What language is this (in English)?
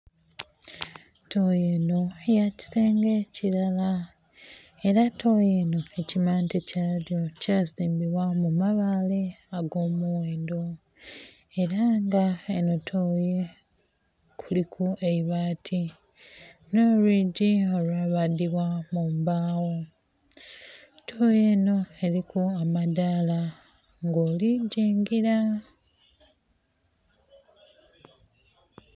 Soga